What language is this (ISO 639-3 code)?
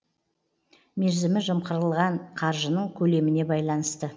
kaz